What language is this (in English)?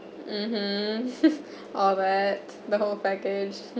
English